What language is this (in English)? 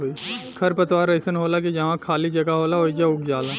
Bhojpuri